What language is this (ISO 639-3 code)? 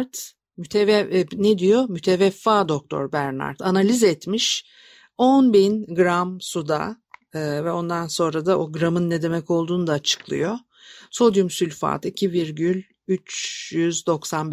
tur